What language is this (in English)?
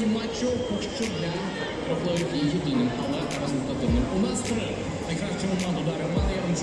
Russian